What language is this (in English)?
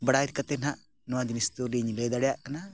Santali